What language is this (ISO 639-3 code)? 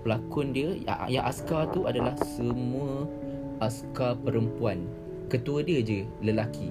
msa